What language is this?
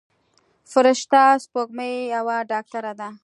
Pashto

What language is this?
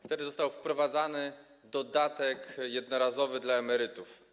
Polish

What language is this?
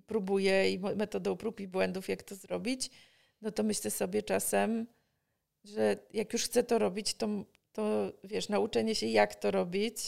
Polish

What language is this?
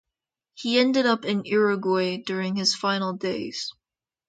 English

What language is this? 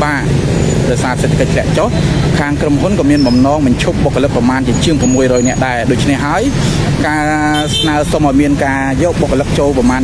Vietnamese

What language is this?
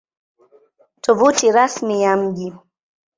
Swahili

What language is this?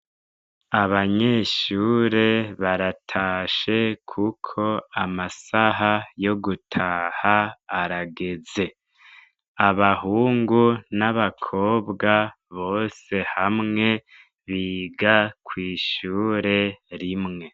Rundi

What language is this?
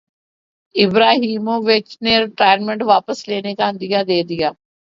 Urdu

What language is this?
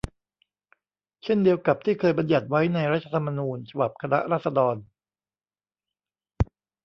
Thai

